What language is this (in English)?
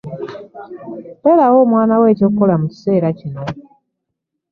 Ganda